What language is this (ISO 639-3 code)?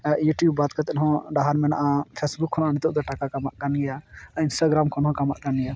sat